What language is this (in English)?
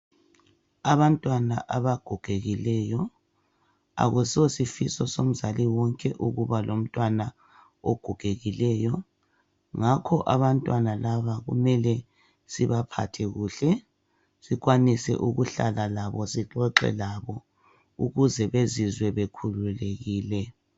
North Ndebele